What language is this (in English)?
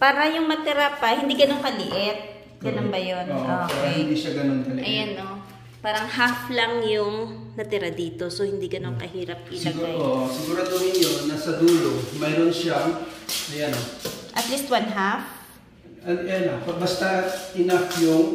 Filipino